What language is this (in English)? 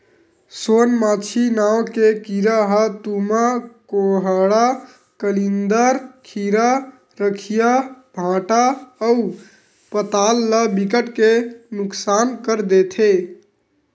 Chhattisgarhi